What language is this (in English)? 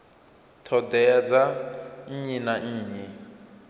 Venda